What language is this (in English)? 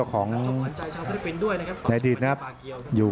Thai